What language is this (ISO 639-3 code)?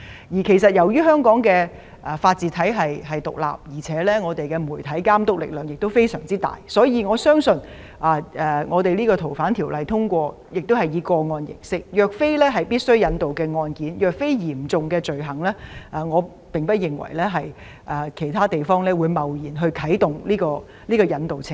yue